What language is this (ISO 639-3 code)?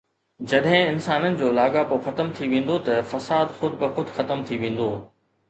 snd